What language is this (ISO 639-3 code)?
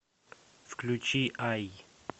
rus